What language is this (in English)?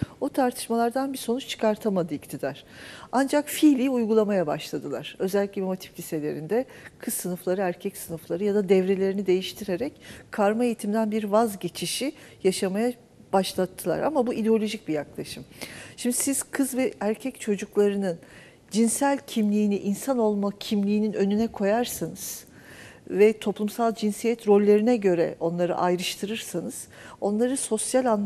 Turkish